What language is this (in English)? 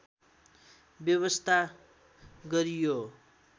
Nepali